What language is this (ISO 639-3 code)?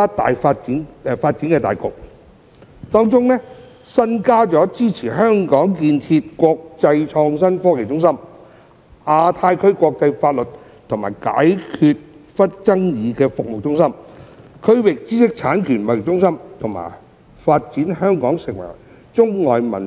yue